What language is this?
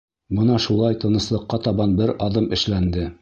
Bashkir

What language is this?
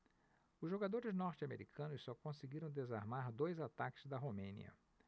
Portuguese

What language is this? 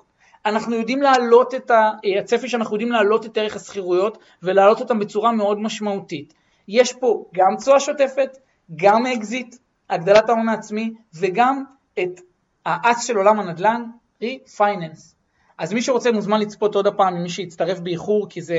Hebrew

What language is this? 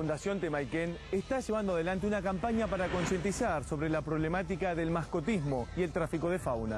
Spanish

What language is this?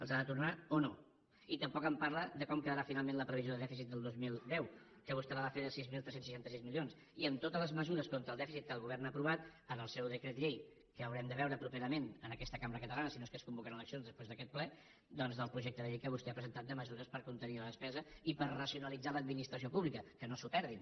Catalan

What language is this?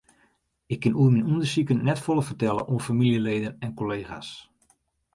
Western Frisian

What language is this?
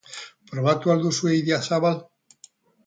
Basque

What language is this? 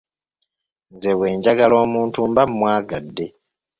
Ganda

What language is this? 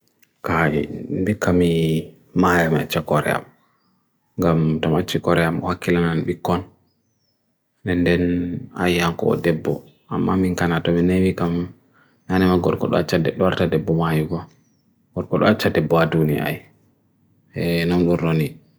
Bagirmi Fulfulde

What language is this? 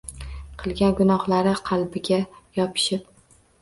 Uzbek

